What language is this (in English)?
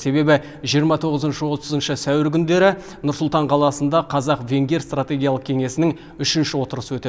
Kazakh